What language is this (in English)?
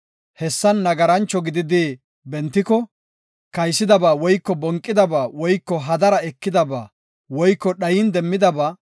Gofa